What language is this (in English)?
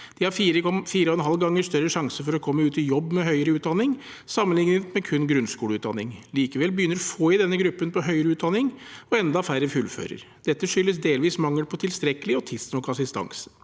Norwegian